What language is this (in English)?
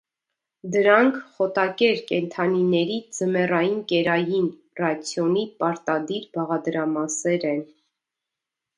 Armenian